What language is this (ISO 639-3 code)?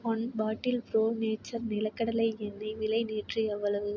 tam